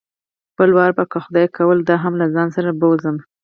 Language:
Pashto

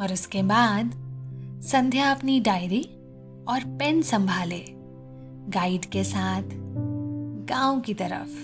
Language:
Hindi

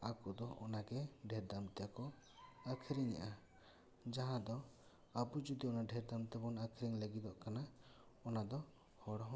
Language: Santali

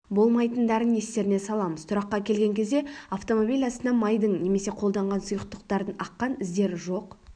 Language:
Kazakh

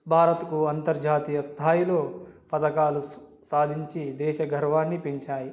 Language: Telugu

